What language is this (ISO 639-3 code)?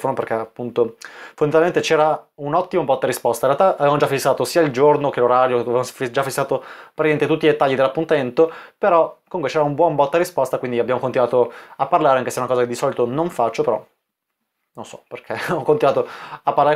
ita